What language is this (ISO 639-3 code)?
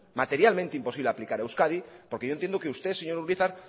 spa